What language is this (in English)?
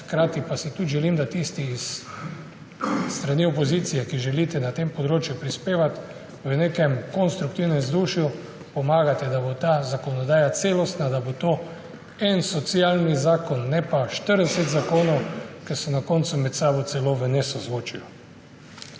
Slovenian